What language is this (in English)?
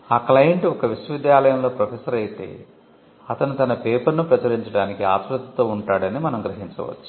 Telugu